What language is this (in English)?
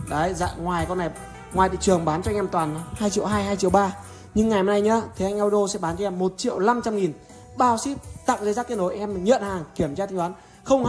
Vietnamese